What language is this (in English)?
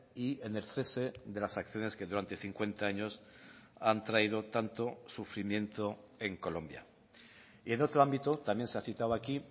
Spanish